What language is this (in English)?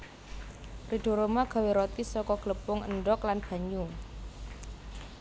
Javanese